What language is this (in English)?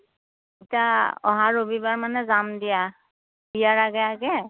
Assamese